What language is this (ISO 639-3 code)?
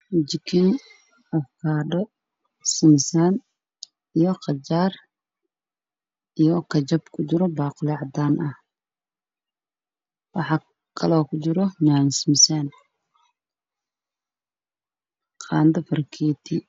som